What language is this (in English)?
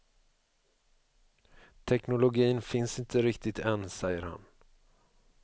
Swedish